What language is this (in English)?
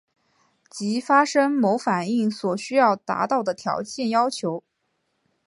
Chinese